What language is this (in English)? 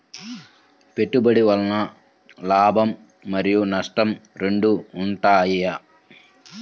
Telugu